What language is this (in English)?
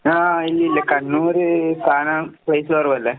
Malayalam